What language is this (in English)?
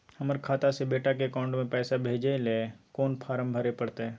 Maithili